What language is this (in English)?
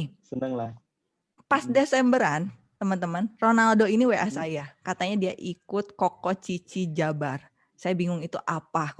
Indonesian